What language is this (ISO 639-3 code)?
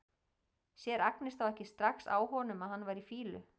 isl